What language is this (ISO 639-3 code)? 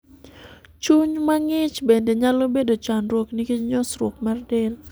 luo